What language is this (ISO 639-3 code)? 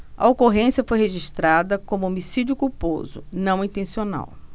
por